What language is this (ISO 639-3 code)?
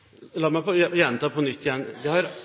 nob